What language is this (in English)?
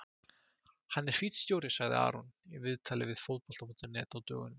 Icelandic